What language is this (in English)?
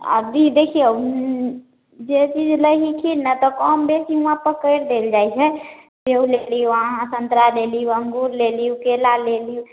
Maithili